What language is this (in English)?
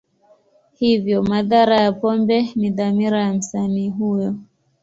Swahili